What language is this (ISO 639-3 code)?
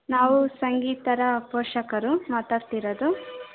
kan